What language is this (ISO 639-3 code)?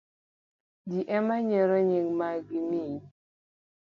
luo